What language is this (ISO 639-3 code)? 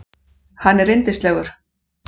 isl